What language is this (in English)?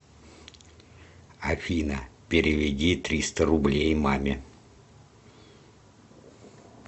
Russian